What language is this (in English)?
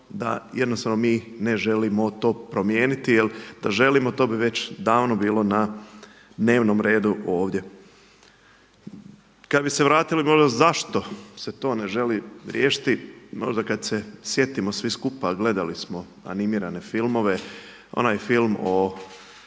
Croatian